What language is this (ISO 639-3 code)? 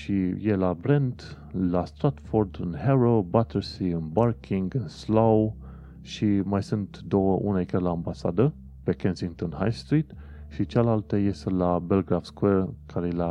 ron